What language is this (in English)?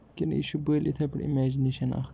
Kashmiri